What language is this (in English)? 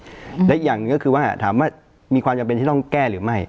Thai